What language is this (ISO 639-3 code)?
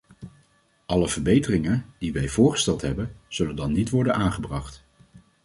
nld